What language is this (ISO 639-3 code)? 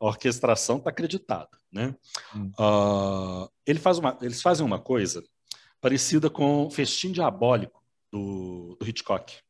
por